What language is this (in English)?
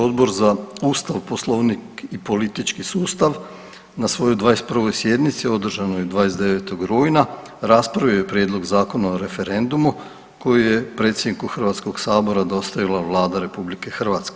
Croatian